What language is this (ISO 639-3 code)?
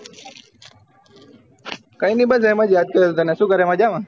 guj